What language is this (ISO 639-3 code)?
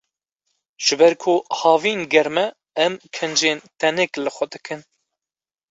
kur